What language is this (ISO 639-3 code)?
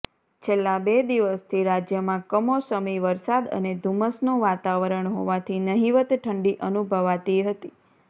guj